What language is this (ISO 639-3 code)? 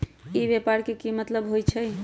mag